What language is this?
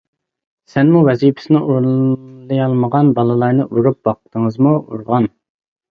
Uyghur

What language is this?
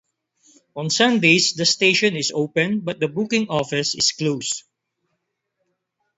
English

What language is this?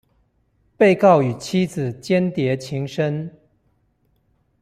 Chinese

